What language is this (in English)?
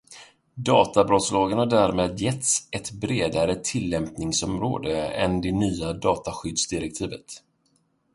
Swedish